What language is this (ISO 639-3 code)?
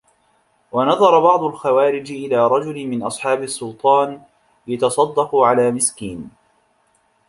ara